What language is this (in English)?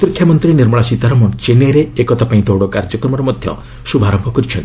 Odia